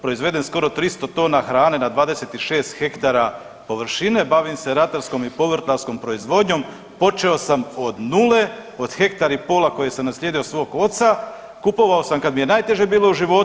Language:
Croatian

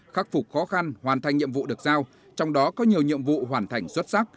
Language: Vietnamese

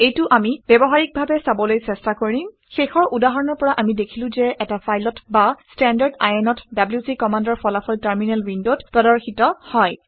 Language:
Assamese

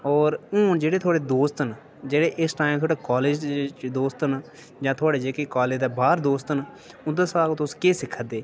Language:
Dogri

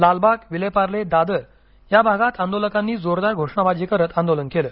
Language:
Marathi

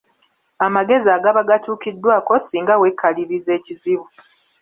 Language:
Ganda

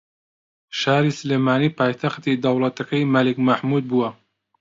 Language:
Central Kurdish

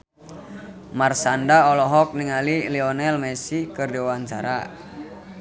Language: Sundanese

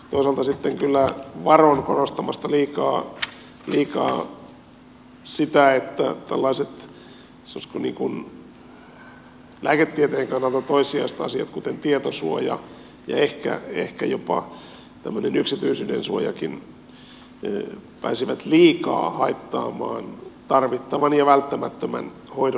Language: Finnish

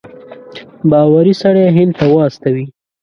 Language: Pashto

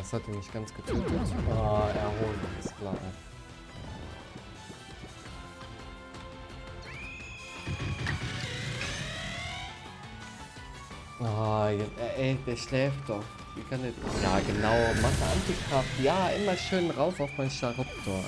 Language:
German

